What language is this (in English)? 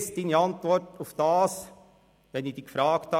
Swiss German